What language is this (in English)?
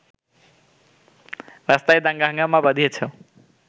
Bangla